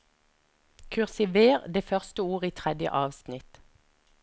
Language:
Norwegian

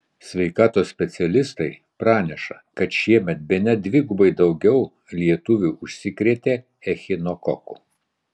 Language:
Lithuanian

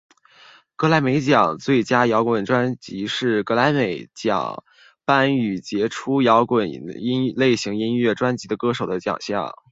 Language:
Chinese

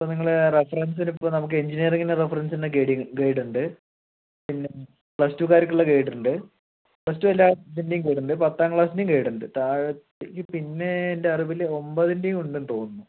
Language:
Malayalam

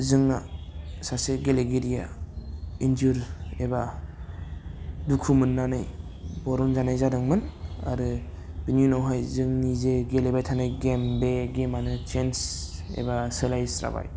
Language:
Bodo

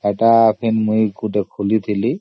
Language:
Odia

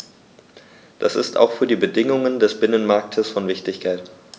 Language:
German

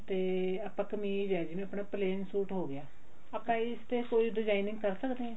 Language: Punjabi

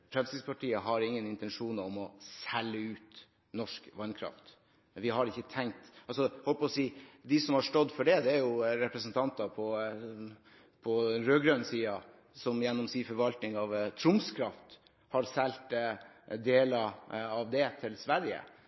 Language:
Norwegian Bokmål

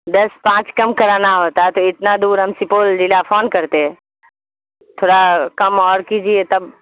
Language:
Urdu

